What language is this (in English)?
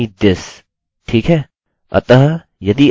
Hindi